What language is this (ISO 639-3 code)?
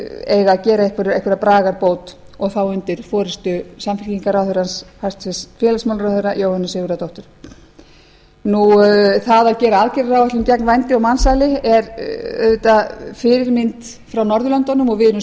isl